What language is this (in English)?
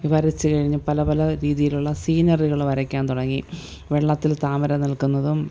Malayalam